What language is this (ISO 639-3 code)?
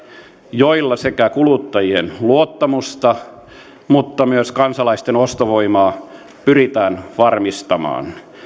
fin